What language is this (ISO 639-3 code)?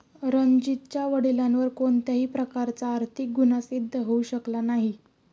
mar